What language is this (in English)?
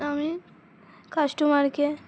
Bangla